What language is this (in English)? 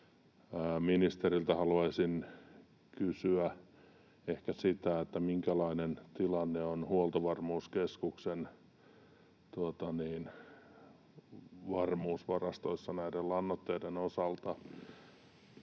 Finnish